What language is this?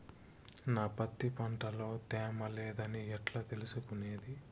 Telugu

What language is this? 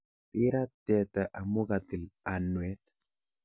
Kalenjin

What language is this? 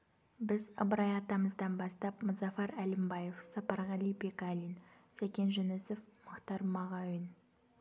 Kazakh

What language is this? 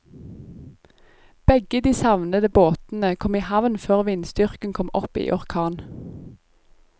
Norwegian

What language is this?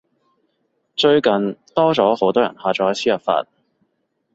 Cantonese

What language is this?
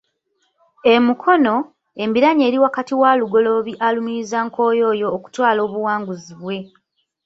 Ganda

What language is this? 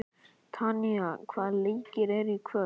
Icelandic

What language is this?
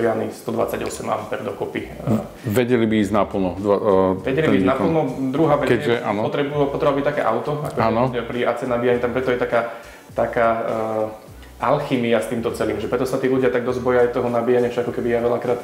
Slovak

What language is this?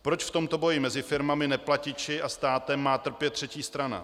Czech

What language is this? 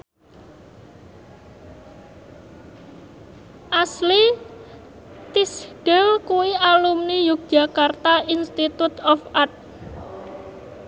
Javanese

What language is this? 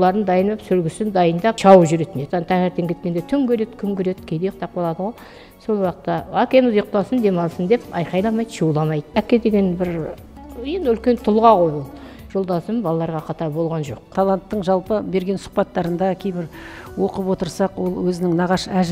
Turkish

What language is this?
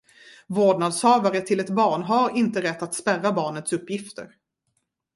Swedish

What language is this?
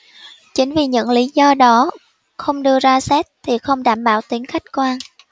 Vietnamese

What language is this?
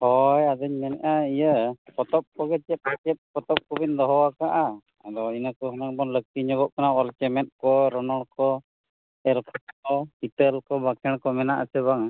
Santali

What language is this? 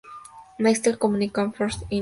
Spanish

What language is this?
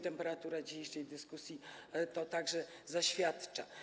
Polish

